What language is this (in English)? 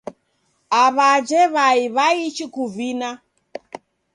Taita